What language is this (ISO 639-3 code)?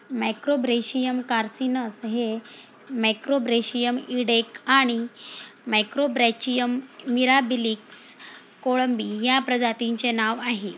mar